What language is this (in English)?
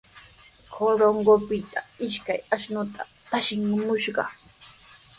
Sihuas Ancash Quechua